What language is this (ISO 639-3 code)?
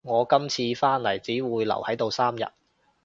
yue